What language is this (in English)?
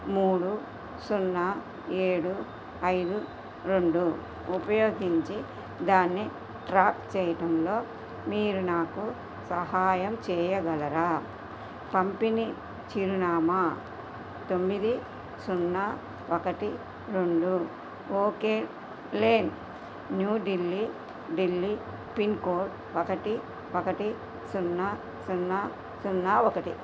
Telugu